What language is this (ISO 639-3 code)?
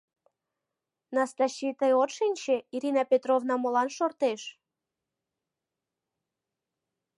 chm